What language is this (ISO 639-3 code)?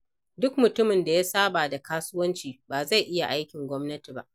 hau